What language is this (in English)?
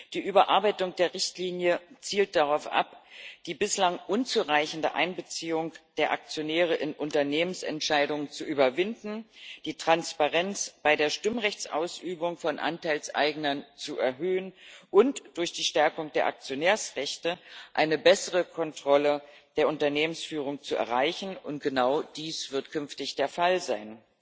German